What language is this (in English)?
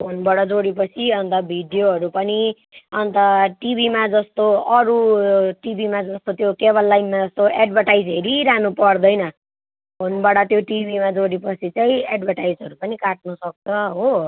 Nepali